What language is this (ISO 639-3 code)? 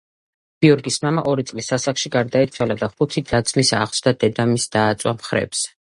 kat